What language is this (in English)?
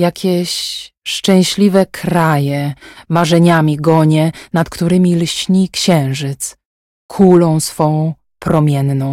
Polish